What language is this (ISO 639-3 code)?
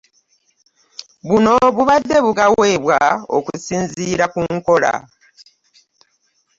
lug